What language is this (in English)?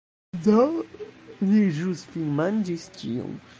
Esperanto